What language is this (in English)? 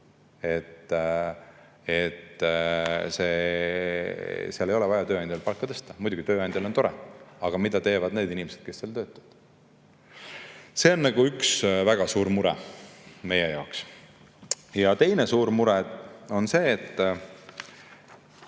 Estonian